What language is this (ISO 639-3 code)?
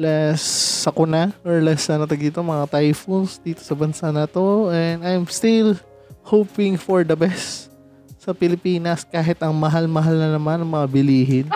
fil